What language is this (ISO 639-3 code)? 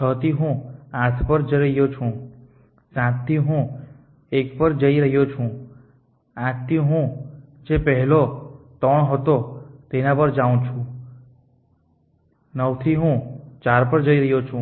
guj